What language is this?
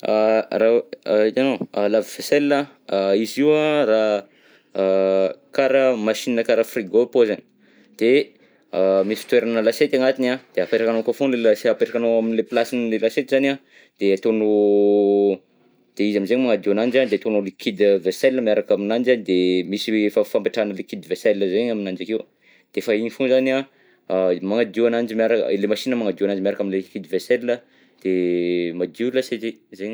Southern Betsimisaraka Malagasy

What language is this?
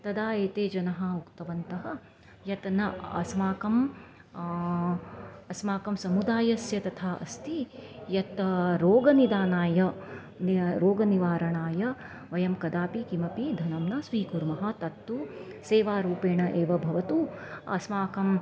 Sanskrit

